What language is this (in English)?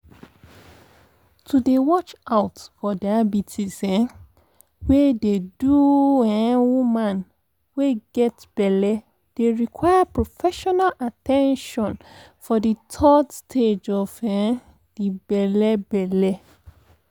Nigerian Pidgin